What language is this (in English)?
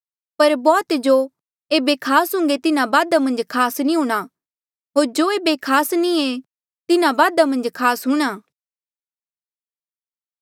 Mandeali